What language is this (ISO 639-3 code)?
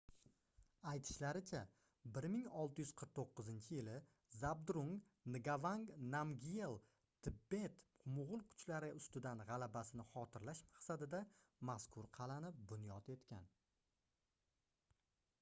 uzb